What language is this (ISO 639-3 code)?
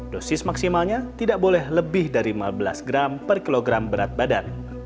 ind